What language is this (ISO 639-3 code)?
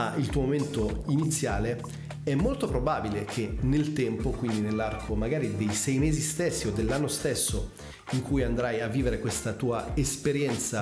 ita